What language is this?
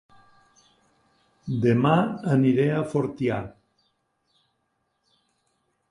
Catalan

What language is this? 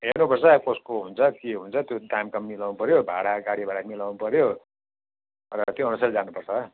Nepali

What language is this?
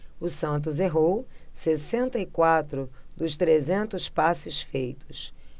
Portuguese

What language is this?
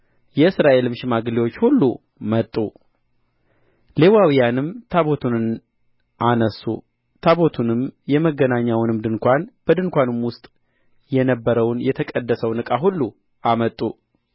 Amharic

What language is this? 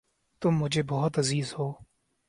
Urdu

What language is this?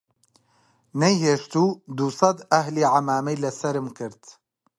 Central Kurdish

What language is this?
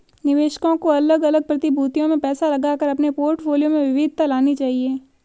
Hindi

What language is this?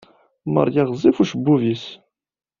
Kabyle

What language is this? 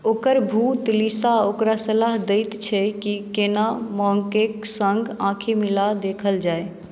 Maithili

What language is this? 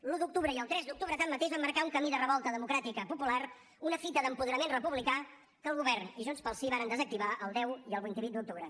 Catalan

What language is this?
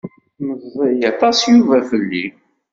Kabyle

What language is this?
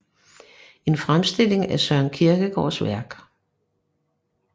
Danish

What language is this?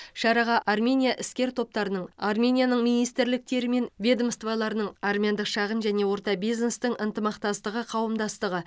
Kazakh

